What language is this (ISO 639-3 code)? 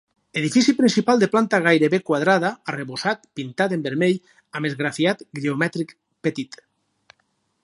cat